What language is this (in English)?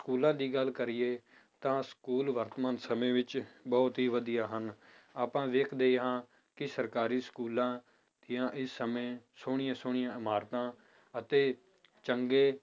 Punjabi